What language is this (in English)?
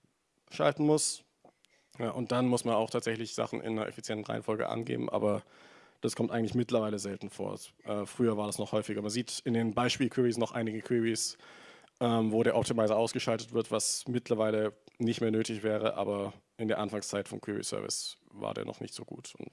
German